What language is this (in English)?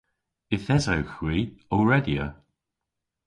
Cornish